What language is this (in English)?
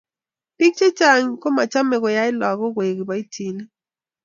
Kalenjin